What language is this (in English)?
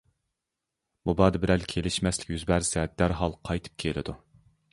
Uyghur